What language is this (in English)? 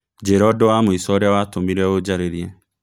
Kikuyu